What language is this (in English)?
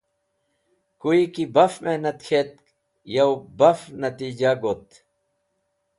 Wakhi